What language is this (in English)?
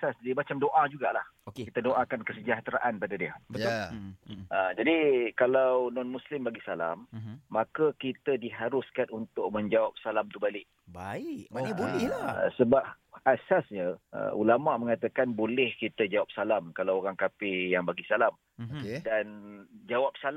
Malay